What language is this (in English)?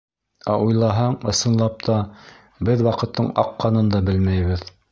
Bashkir